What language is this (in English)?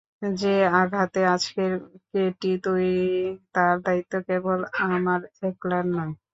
Bangla